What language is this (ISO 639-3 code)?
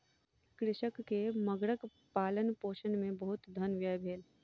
mai